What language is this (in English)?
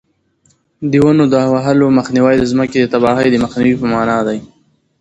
Pashto